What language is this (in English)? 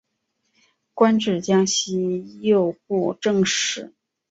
Chinese